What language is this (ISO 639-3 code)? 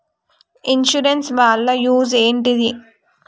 tel